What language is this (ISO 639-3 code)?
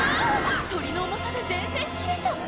jpn